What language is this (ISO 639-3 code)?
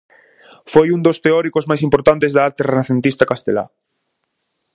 glg